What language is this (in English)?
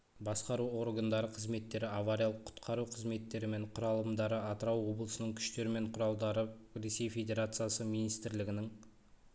Kazakh